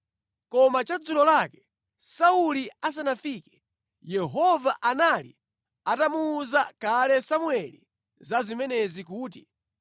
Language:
Nyanja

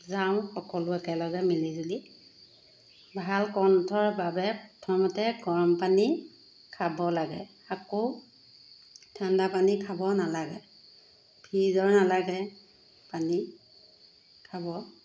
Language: Assamese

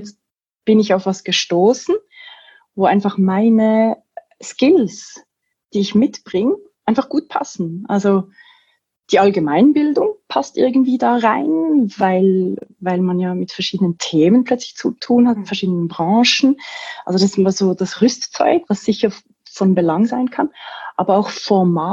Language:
German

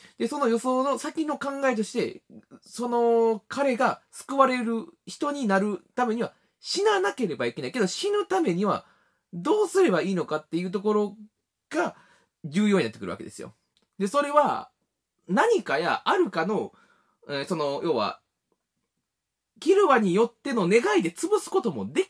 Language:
Japanese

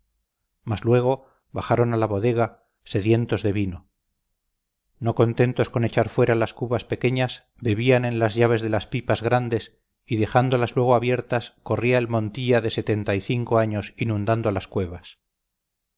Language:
Spanish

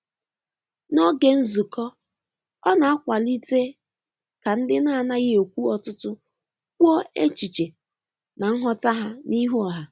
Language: Igbo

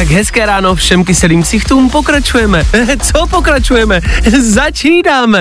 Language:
Czech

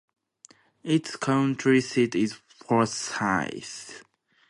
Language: English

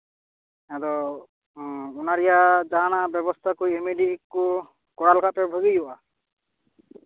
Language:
Santali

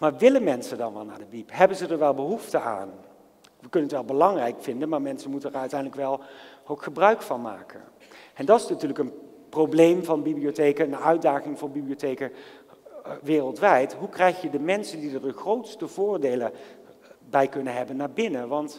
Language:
Dutch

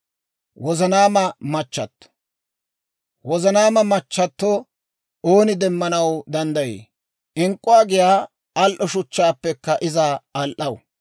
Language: Dawro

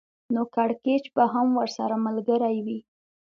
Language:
Pashto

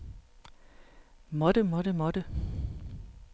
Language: Danish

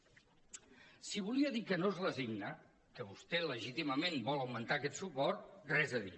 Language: Catalan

